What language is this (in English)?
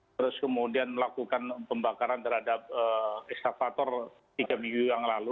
Indonesian